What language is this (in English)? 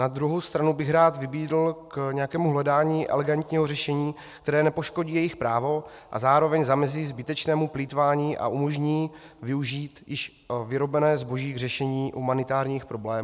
Czech